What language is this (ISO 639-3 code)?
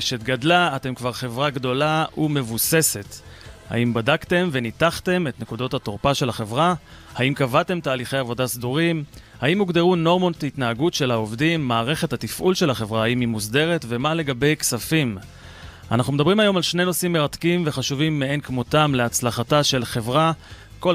heb